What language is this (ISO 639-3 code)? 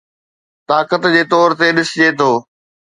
snd